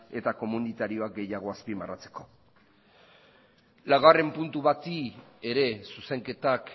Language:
Basque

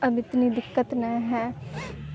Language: Urdu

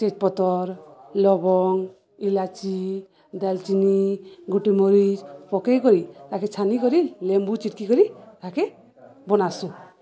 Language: Odia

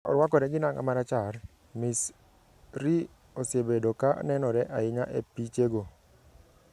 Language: Luo (Kenya and Tanzania)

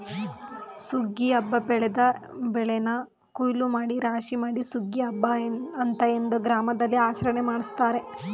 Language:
Kannada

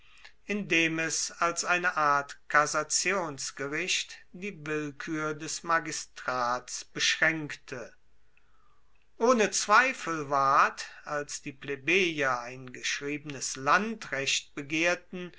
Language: German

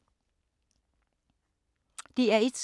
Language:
Danish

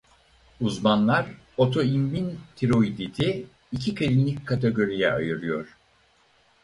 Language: Turkish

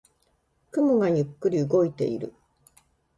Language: Japanese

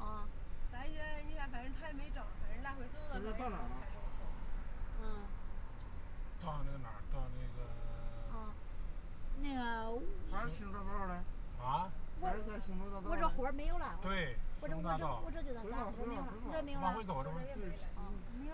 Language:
Chinese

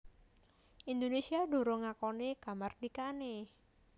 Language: Javanese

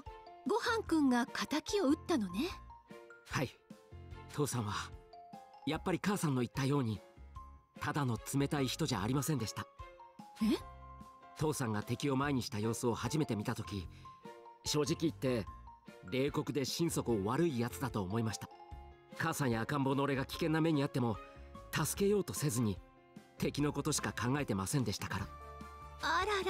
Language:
Japanese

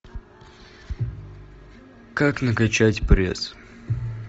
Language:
Russian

